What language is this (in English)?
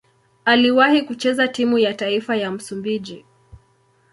Swahili